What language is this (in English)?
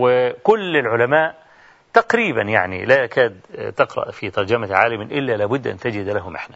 Arabic